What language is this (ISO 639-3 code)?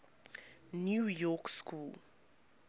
eng